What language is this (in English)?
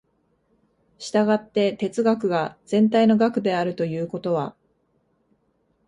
Japanese